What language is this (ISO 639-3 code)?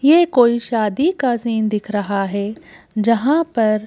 hin